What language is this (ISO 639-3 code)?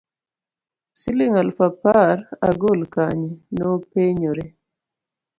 luo